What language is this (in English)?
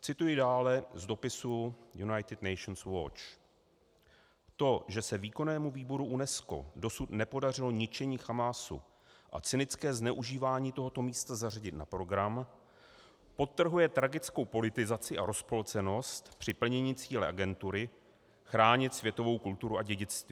Czech